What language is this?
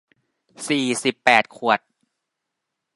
Thai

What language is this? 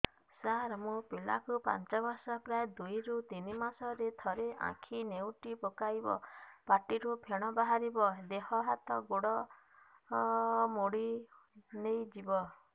Odia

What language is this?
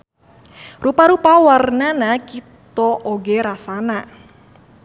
Sundanese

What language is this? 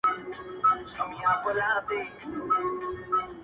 Pashto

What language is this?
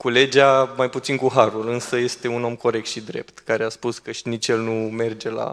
Romanian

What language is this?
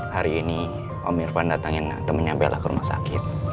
Indonesian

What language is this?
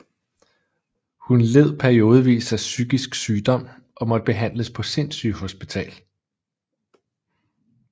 Danish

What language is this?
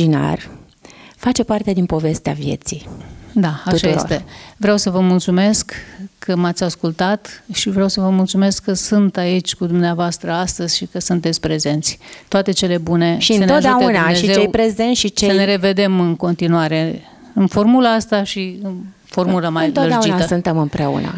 Romanian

